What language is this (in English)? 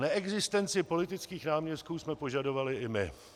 Czech